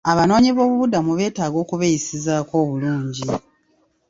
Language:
Ganda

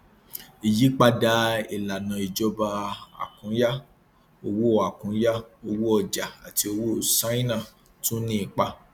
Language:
Yoruba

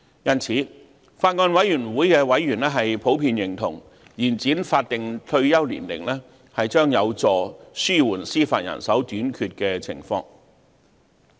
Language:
Cantonese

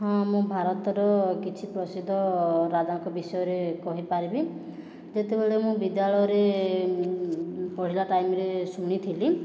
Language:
Odia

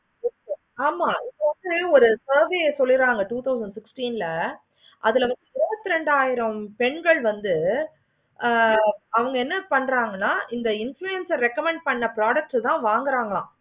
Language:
Tamil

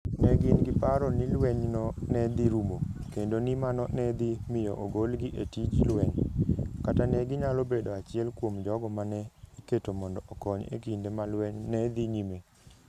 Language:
Luo (Kenya and Tanzania)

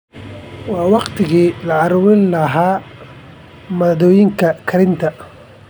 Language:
Somali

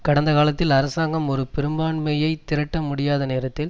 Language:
Tamil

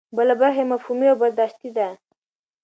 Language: Pashto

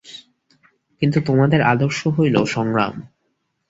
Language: Bangla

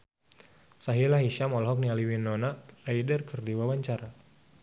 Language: Sundanese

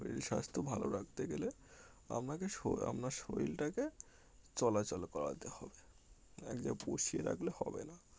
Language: Bangla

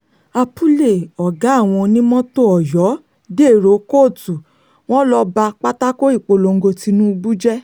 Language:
Yoruba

